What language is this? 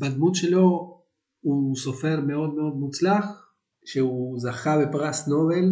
Hebrew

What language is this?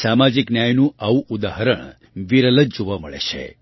Gujarati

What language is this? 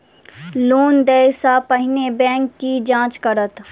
Maithili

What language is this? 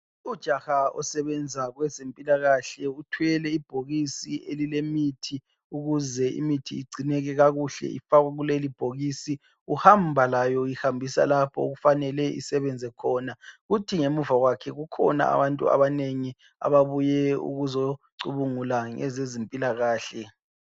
North Ndebele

